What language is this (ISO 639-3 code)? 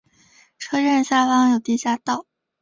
zho